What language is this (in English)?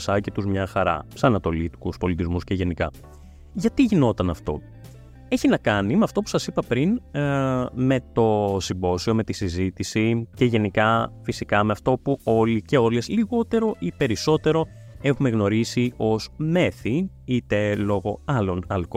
Greek